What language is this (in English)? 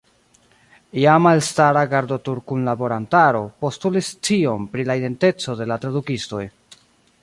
Esperanto